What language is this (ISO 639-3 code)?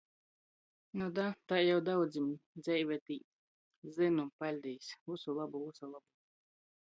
ltg